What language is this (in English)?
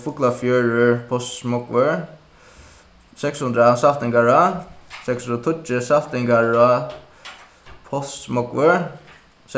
Faroese